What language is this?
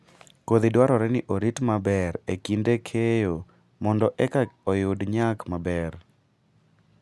Luo (Kenya and Tanzania)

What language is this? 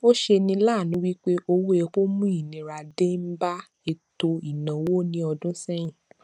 Yoruba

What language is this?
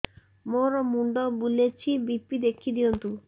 Odia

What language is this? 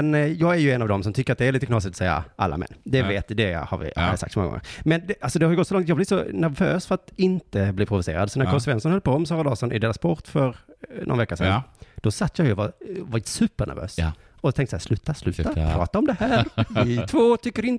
Swedish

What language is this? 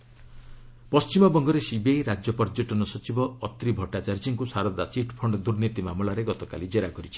Odia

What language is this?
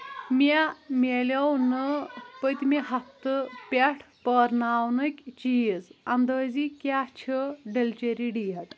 Kashmiri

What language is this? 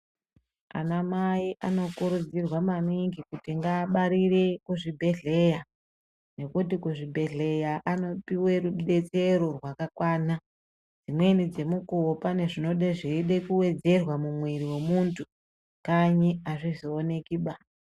Ndau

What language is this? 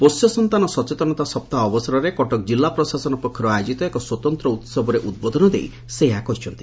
Odia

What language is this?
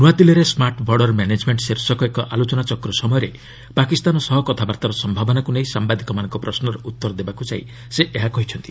Odia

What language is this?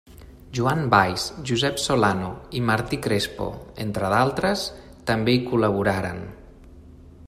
Catalan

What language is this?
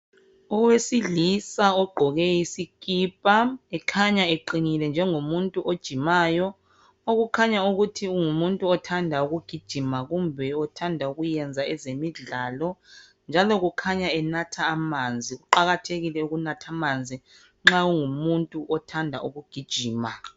North Ndebele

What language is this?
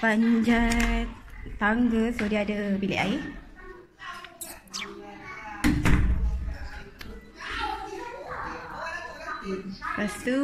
Malay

